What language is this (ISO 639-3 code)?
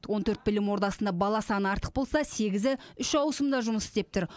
kaz